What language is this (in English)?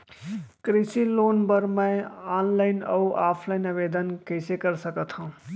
Chhattisgarhi